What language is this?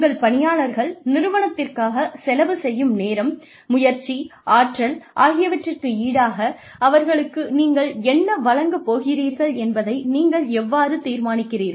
Tamil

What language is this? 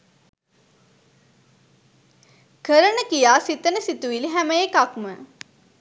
Sinhala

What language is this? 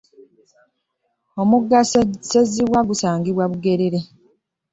Ganda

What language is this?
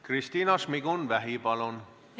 Estonian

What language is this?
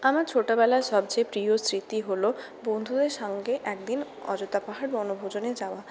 Bangla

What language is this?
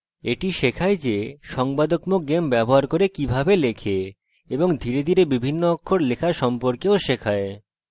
Bangla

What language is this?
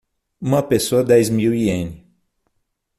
Portuguese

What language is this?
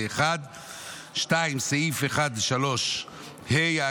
Hebrew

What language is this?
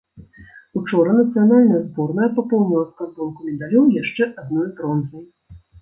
Belarusian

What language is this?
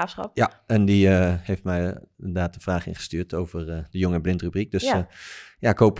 Dutch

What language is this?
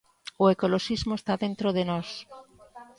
Galician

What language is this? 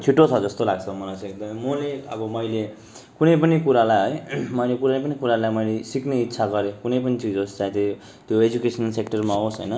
Nepali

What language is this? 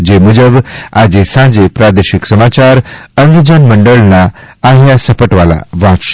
Gujarati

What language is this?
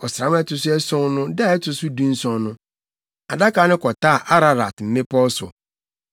Akan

